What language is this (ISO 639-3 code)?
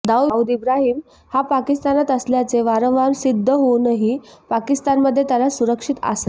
mar